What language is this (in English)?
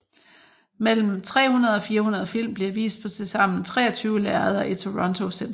Danish